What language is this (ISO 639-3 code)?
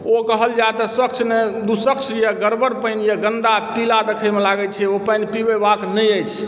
mai